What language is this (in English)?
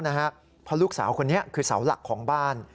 Thai